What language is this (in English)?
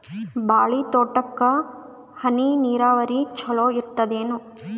Kannada